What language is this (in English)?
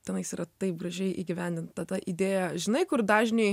Lithuanian